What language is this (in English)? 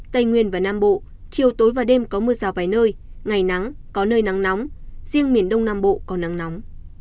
Vietnamese